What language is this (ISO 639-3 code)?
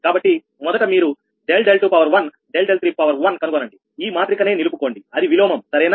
tel